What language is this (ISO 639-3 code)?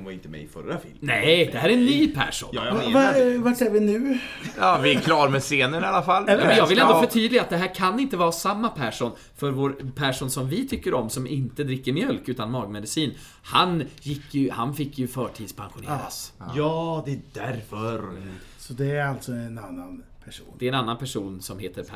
swe